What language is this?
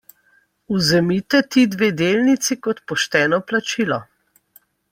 Slovenian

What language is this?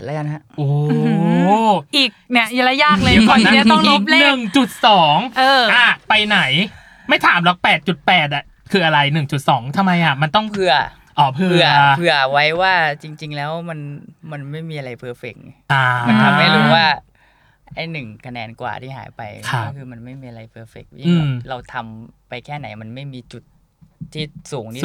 Thai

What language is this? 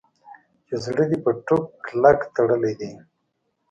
Pashto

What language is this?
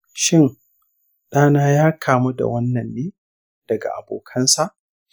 Hausa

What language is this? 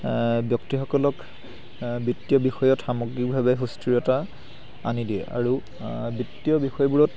Assamese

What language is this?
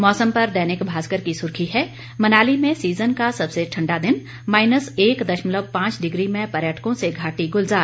Hindi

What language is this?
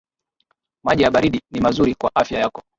Swahili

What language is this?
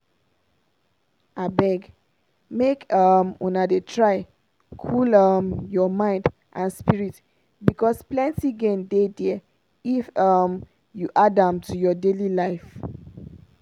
Nigerian Pidgin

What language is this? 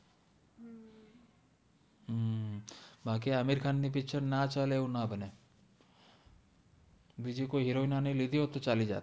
Gujarati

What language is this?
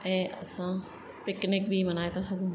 Sindhi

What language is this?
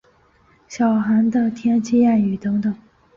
Chinese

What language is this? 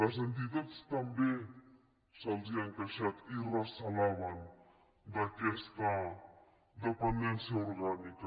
Catalan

